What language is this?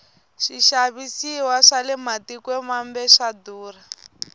Tsonga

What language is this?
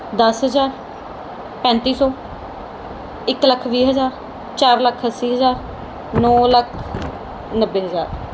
Punjabi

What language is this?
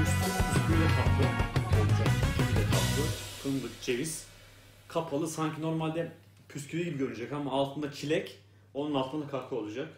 Turkish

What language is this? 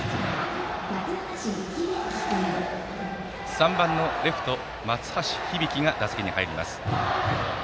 Japanese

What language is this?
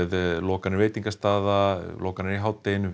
Icelandic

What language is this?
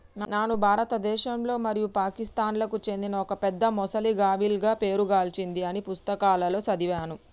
Telugu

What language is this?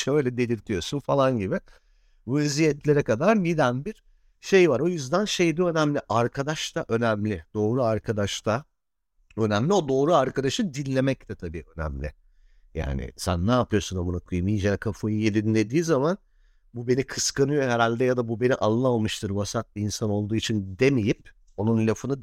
Turkish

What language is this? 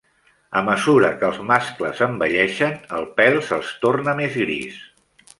Catalan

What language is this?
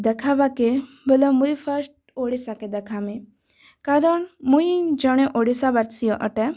Odia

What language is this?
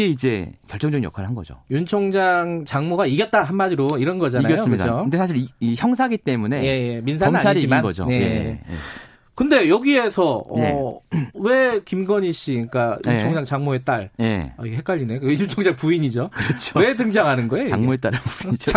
Korean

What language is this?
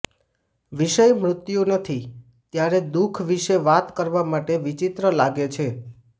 Gujarati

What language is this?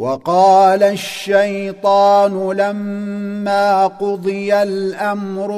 Arabic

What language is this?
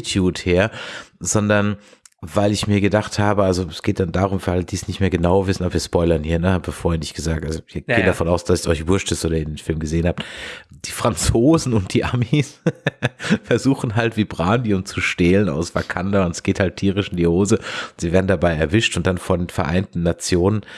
German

